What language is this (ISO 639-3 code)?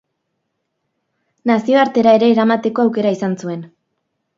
eus